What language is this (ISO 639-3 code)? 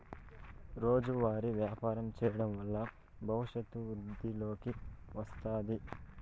tel